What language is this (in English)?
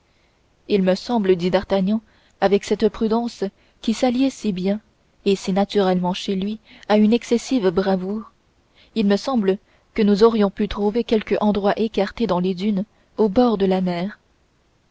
French